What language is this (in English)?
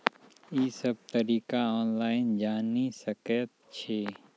Maithili